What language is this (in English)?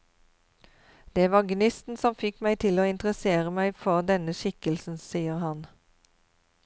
Norwegian